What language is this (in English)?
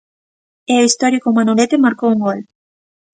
Galician